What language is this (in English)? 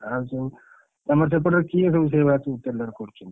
Odia